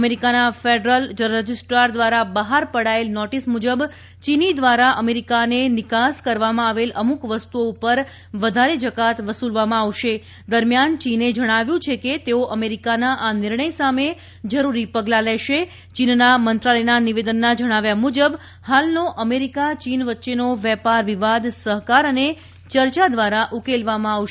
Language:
Gujarati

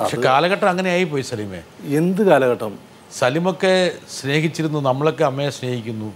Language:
Malayalam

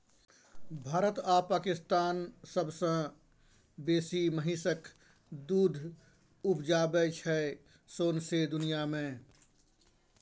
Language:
Maithili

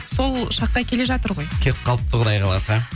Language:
Kazakh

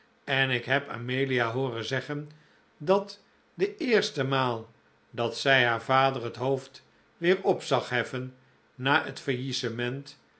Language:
Dutch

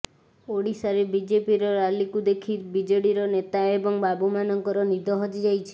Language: Odia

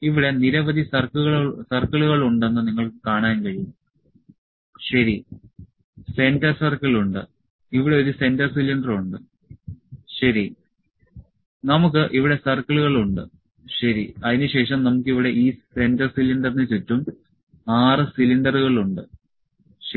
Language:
Malayalam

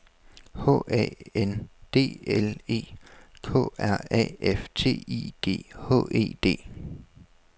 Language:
Danish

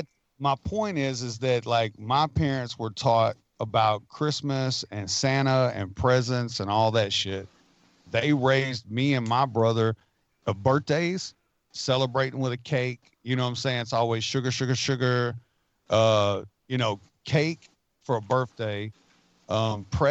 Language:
English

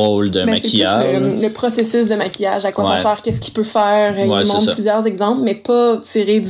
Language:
French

